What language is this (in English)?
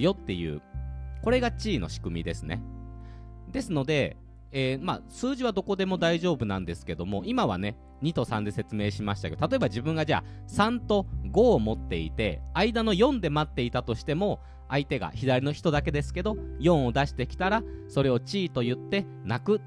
Japanese